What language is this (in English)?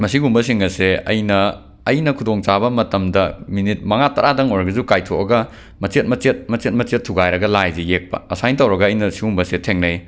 Manipuri